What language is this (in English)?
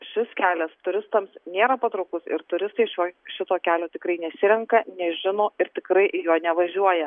Lithuanian